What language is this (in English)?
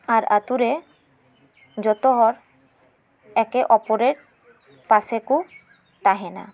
Santali